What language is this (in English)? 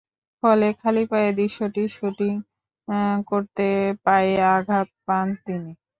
Bangla